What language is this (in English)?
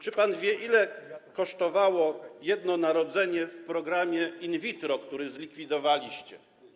Polish